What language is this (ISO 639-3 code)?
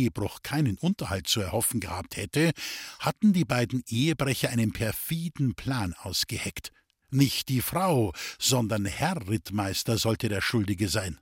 deu